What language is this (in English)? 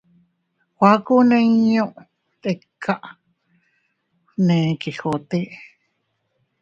Teutila Cuicatec